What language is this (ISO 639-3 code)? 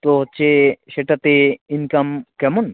ben